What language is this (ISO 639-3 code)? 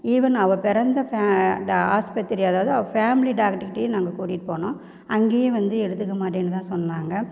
tam